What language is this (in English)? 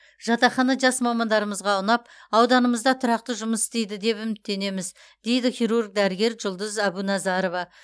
Kazakh